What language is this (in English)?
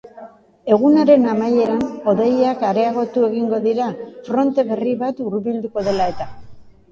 Basque